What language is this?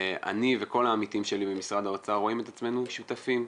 Hebrew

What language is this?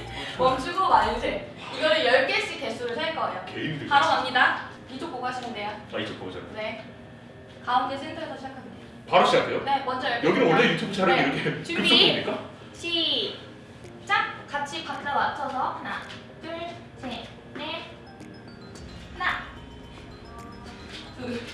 Korean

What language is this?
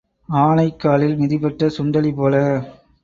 Tamil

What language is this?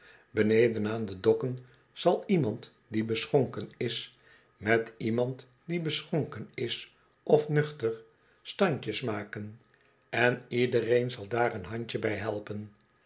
Dutch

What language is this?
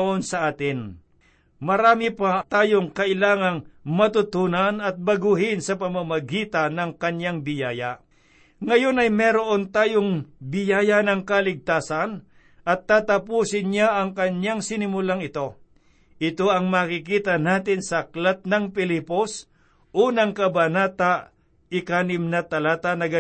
Filipino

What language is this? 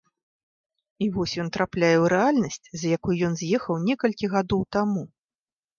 Belarusian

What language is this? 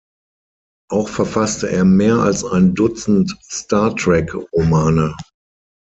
German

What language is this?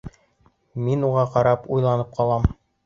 Bashkir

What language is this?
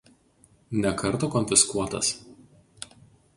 Lithuanian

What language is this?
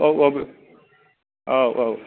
Bodo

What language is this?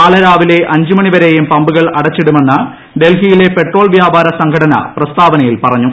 Malayalam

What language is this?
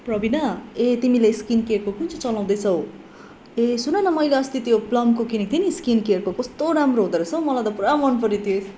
Nepali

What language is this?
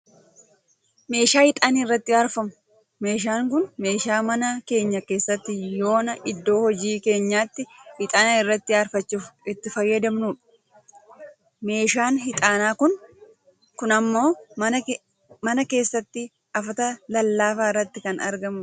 Oromo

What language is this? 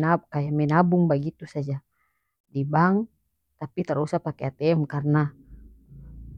North Moluccan Malay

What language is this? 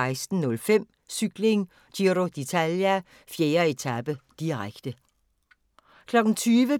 Danish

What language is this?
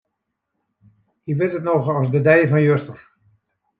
Western Frisian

